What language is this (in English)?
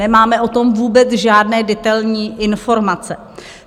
Czech